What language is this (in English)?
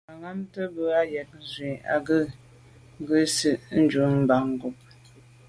Medumba